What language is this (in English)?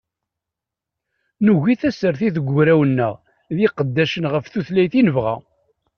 Kabyle